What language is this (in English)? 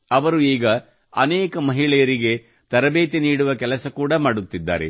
Kannada